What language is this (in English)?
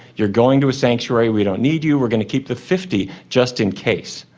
English